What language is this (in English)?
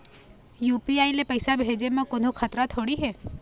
Chhattisgarhi